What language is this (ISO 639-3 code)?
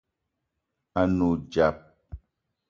eto